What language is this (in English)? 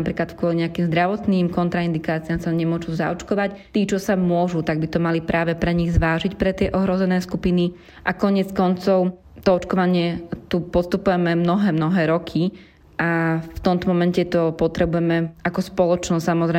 Slovak